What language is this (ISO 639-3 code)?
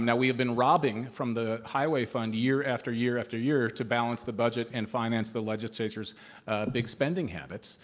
eng